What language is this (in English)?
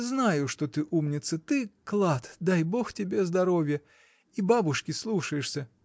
Russian